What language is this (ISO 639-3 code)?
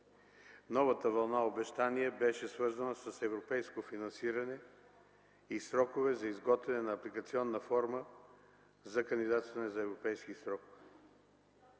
bul